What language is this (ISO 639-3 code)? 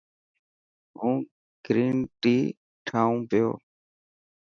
mki